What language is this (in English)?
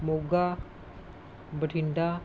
Punjabi